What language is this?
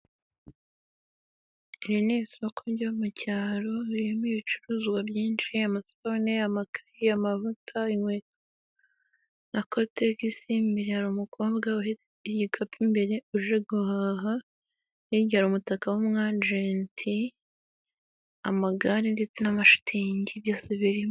Kinyarwanda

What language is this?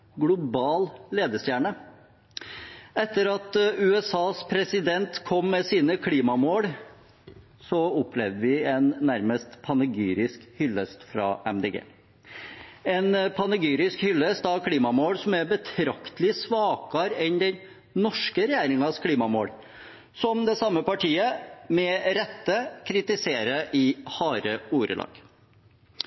Norwegian Bokmål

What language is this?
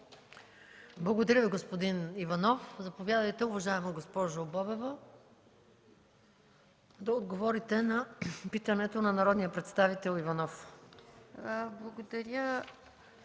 Bulgarian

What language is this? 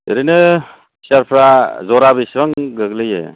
Bodo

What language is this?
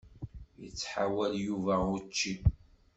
Kabyle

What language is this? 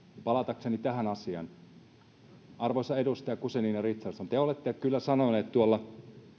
Finnish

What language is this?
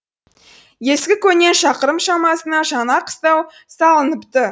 Kazakh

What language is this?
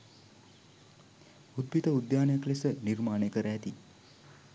Sinhala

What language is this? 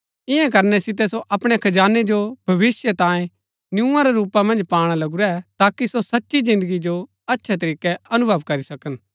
Gaddi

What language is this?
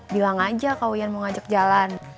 Indonesian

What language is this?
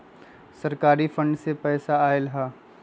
Magahi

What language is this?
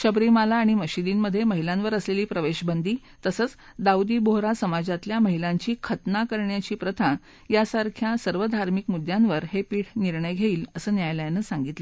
Marathi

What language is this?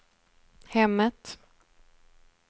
Swedish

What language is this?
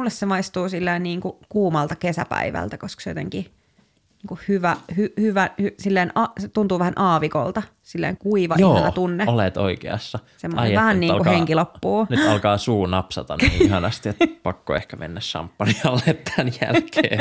Finnish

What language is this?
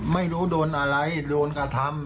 Thai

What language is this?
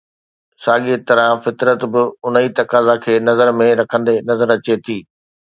Sindhi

